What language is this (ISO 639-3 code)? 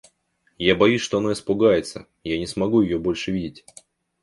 rus